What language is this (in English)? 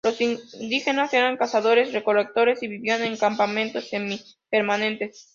Spanish